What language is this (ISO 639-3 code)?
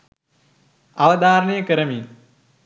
sin